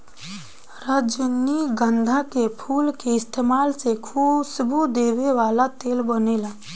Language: Bhojpuri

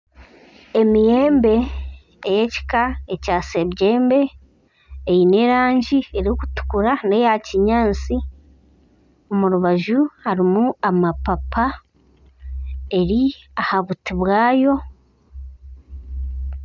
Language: Nyankole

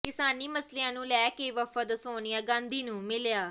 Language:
Punjabi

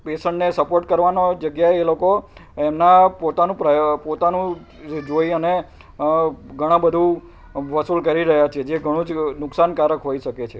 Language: Gujarati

